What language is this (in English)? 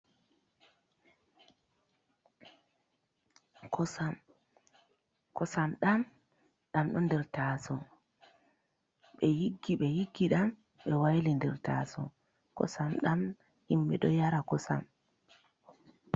Fula